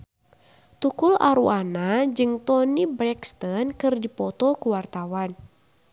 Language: Sundanese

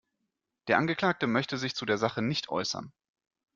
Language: German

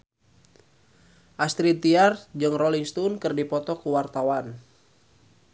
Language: Sundanese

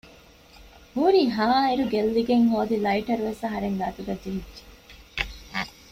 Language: Divehi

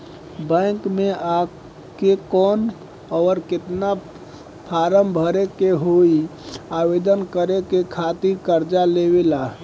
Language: Bhojpuri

